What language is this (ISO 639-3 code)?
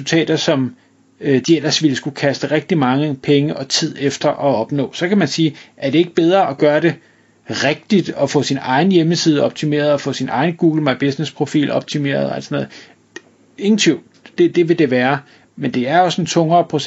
dan